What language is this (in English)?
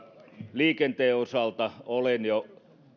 Finnish